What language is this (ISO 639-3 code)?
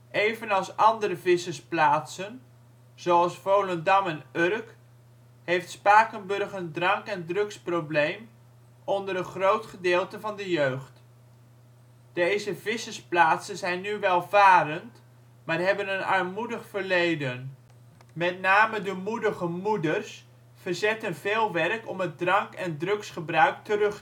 nld